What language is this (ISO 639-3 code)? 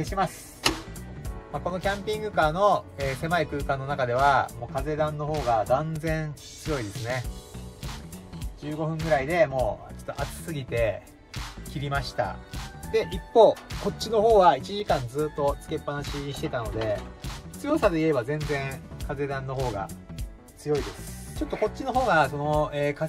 jpn